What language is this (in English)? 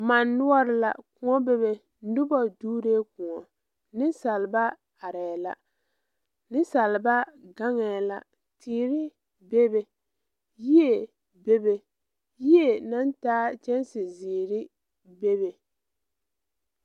Southern Dagaare